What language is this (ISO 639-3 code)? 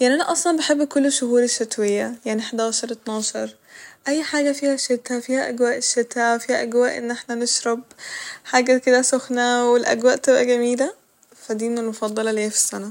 arz